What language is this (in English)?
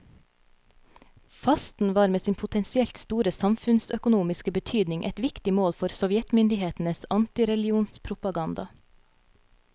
Norwegian